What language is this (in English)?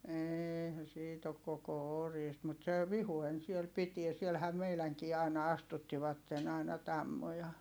Finnish